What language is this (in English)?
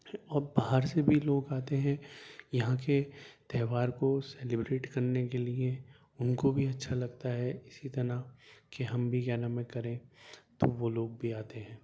Urdu